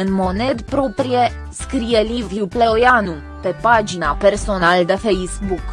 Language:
Romanian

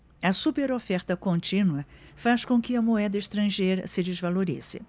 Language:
Portuguese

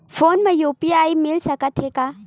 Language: Chhattisgarhi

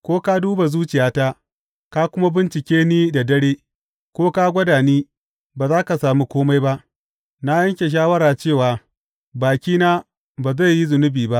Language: Hausa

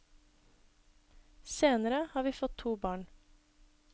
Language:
Norwegian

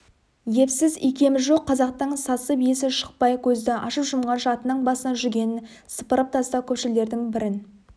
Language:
Kazakh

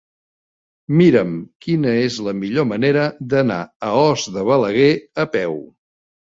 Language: Catalan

